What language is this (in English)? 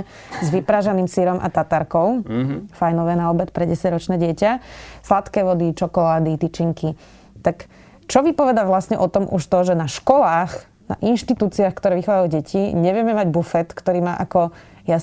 Slovak